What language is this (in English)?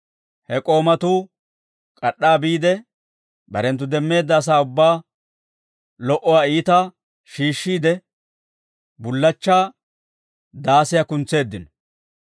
Dawro